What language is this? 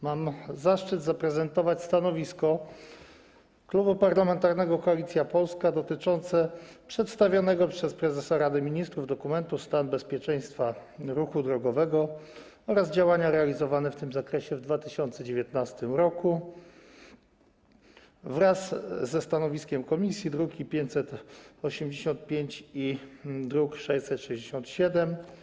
Polish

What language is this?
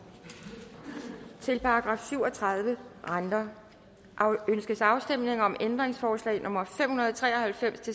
Danish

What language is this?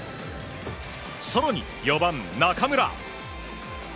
Japanese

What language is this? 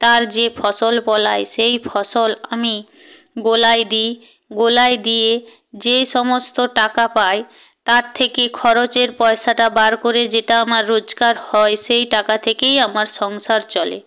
Bangla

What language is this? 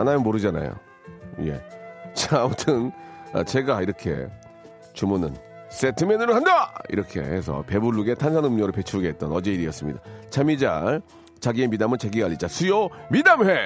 Korean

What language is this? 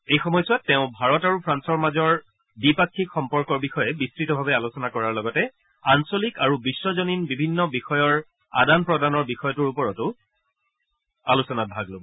Assamese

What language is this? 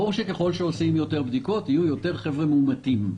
Hebrew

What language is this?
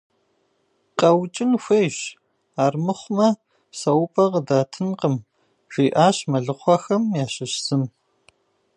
Kabardian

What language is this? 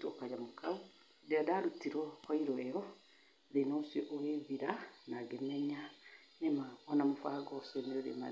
Kikuyu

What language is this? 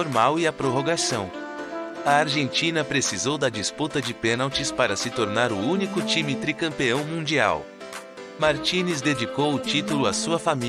Portuguese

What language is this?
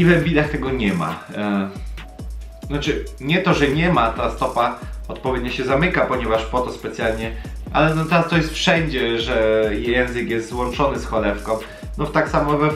Polish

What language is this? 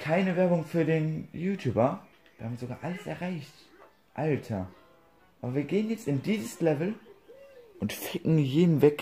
German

